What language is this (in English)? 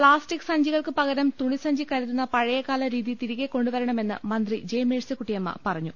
Malayalam